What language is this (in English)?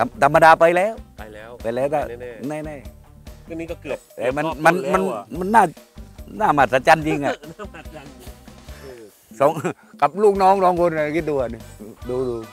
Thai